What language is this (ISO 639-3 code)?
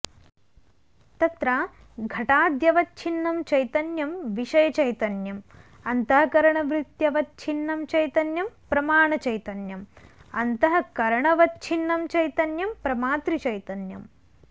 san